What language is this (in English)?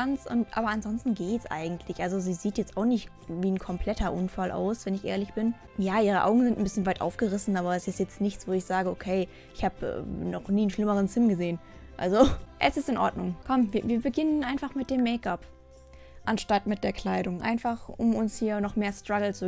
German